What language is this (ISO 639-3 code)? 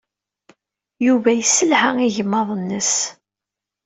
kab